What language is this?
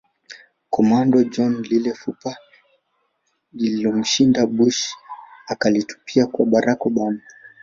Swahili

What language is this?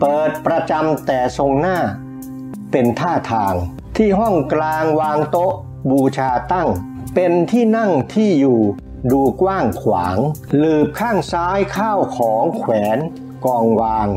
Thai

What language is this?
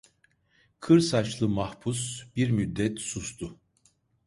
Turkish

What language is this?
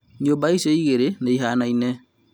Kikuyu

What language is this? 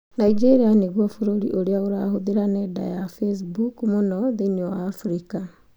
Kikuyu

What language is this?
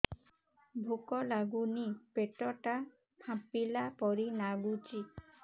Odia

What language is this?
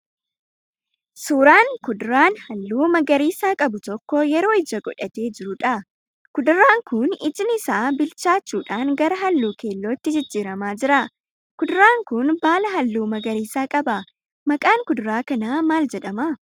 Oromo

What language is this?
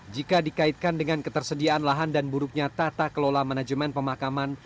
Indonesian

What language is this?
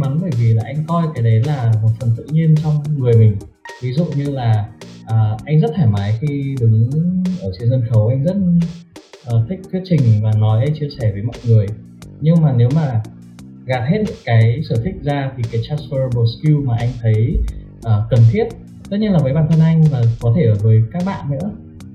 Vietnamese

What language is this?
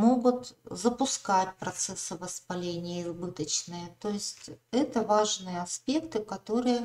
Russian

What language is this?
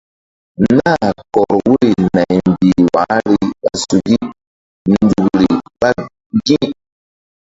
Mbum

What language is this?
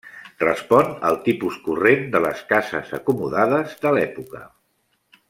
Catalan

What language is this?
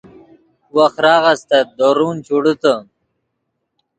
Yidgha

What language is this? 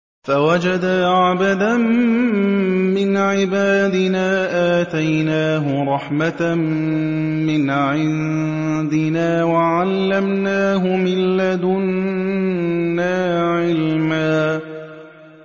Arabic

